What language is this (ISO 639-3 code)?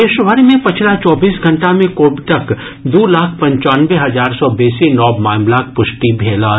mai